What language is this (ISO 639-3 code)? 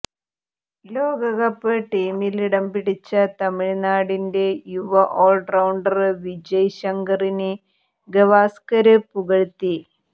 mal